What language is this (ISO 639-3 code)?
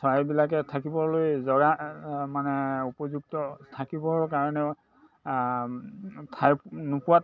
asm